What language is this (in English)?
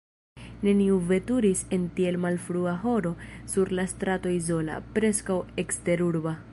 Esperanto